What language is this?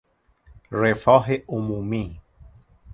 Persian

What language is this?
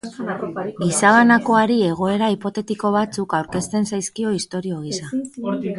Basque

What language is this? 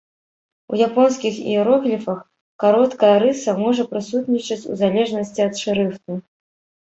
Belarusian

